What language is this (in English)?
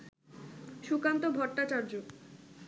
Bangla